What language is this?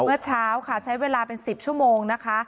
Thai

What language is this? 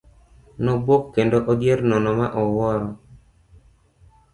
Luo (Kenya and Tanzania)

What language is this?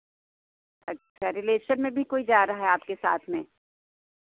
Hindi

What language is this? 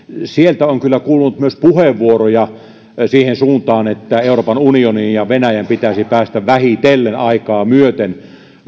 Finnish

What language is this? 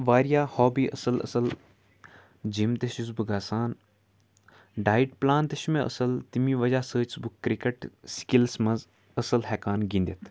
Kashmiri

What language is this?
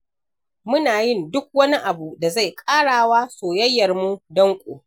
Hausa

